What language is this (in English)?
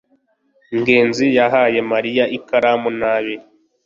Kinyarwanda